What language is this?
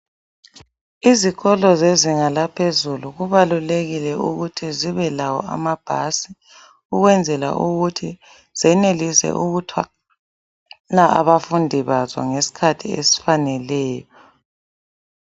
North Ndebele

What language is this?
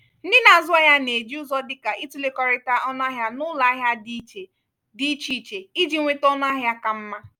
Igbo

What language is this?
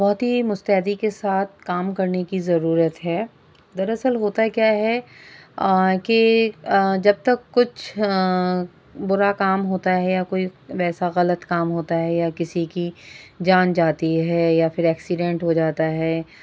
Urdu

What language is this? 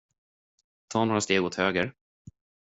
Swedish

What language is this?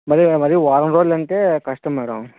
Telugu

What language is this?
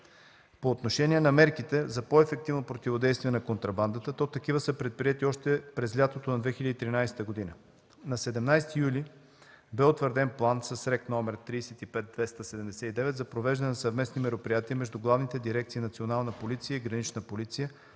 Bulgarian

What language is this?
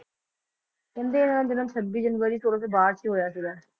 Punjabi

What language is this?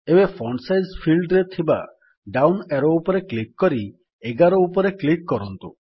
Odia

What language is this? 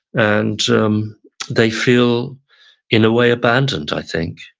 English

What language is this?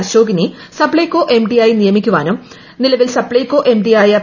Malayalam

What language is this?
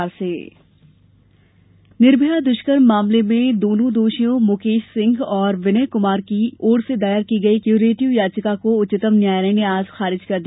Hindi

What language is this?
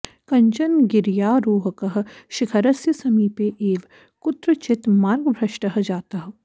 Sanskrit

